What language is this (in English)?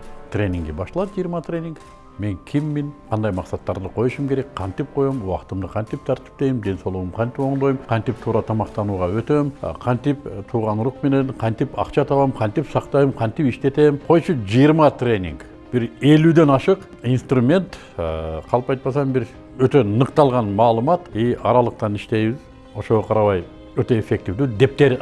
Turkish